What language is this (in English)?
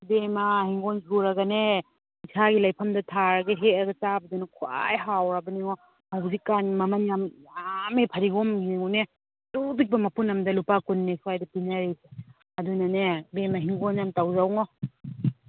Manipuri